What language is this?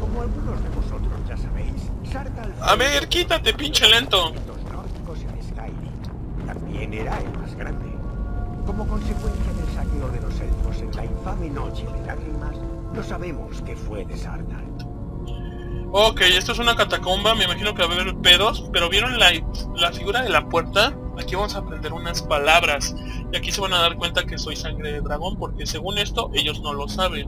Spanish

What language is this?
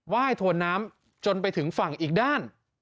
Thai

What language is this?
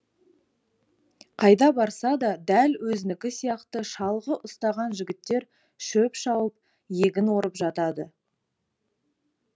Kazakh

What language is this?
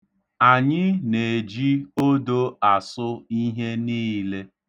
Igbo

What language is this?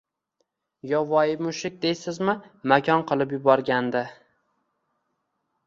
Uzbek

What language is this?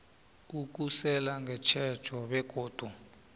South Ndebele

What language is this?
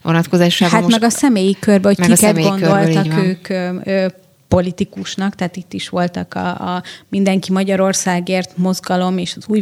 Hungarian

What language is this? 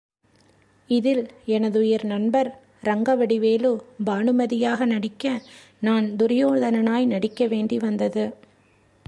Tamil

